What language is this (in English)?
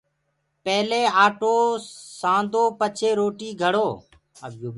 Gurgula